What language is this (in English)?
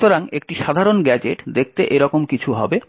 Bangla